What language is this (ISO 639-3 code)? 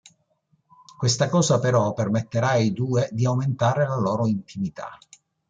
ita